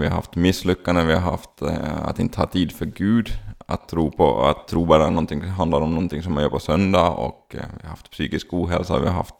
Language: Swedish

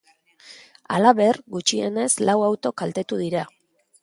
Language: Basque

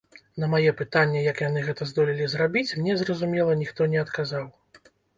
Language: Belarusian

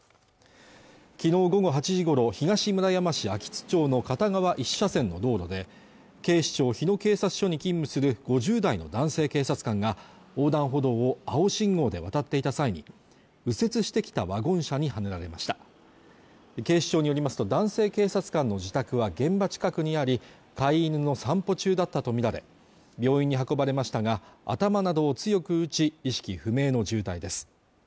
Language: Japanese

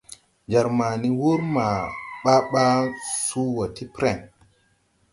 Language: Tupuri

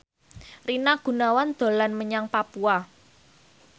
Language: Javanese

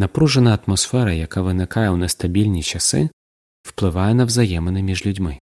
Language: Ukrainian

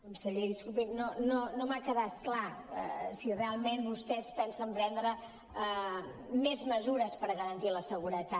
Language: Catalan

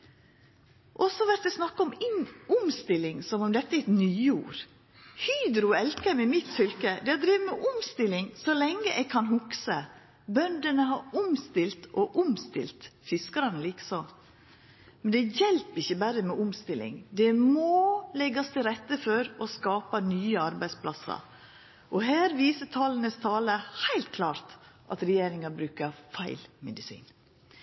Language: Norwegian Nynorsk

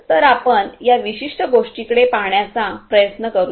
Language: Marathi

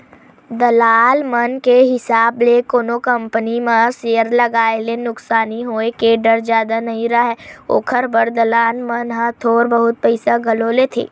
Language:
Chhattisgarhi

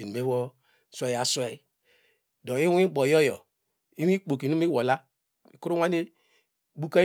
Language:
Degema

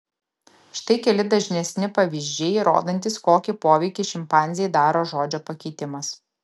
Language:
Lithuanian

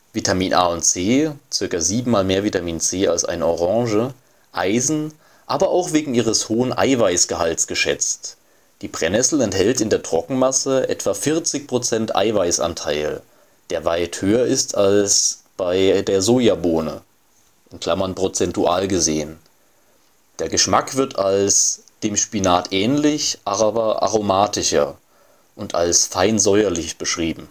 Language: German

